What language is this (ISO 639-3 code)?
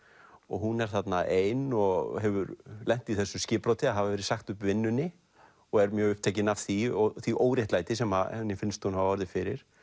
isl